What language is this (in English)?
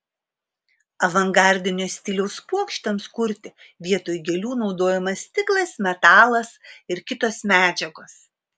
Lithuanian